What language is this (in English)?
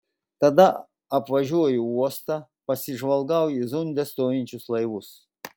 Lithuanian